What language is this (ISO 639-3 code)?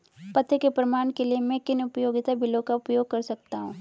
hin